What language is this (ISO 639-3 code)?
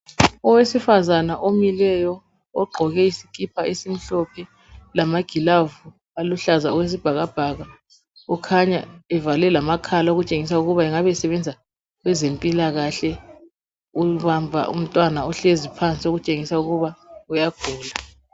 nde